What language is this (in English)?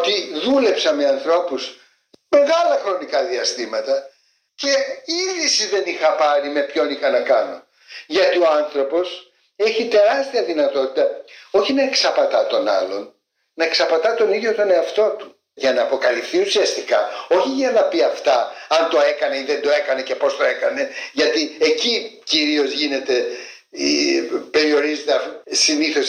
Greek